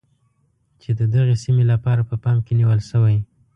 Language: Pashto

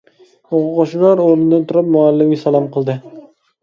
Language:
Uyghur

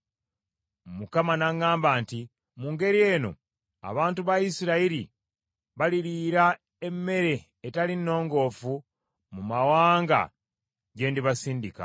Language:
Ganda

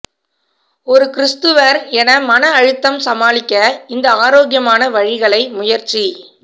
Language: Tamil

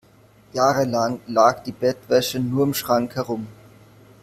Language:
German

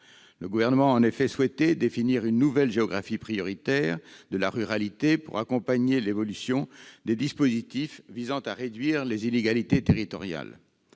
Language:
French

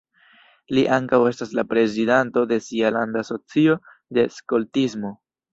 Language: Esperanto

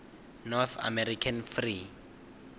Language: Venda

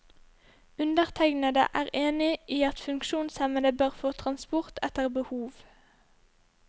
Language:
Norwegian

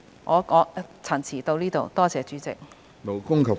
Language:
Cantonese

